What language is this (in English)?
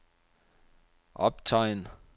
Danish